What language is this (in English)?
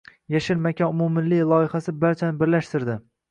Uzbek